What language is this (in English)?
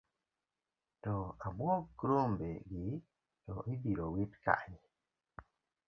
Luo (Kenya and Tanzania)